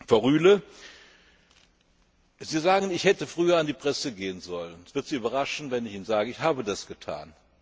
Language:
German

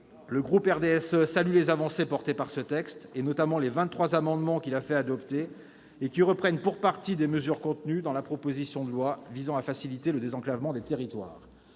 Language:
French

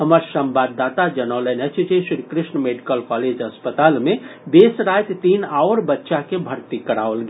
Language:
Maithili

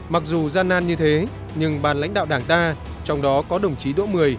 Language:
Vietnamese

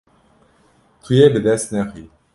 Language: Kurdish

